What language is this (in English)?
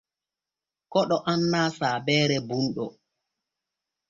Borgu Fulfulde